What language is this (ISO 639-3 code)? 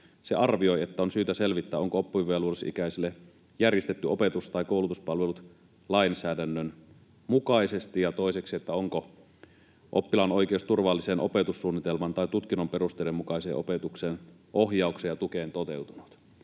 fin